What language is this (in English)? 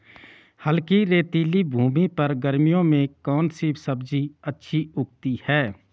Hindi